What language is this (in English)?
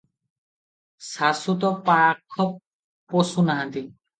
Odia